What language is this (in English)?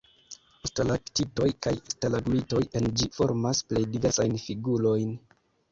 Esperanto